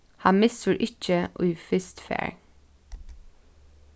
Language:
Faroese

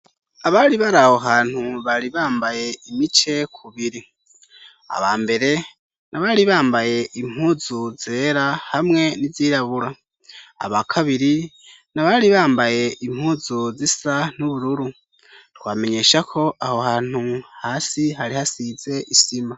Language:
Rundi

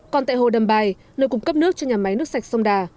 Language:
Vietnamese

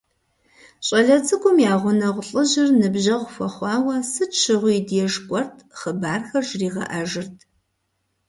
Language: Kabardian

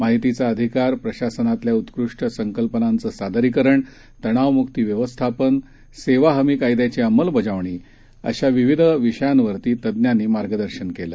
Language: Marathi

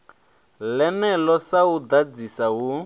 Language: Venda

